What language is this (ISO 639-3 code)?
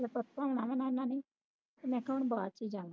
pan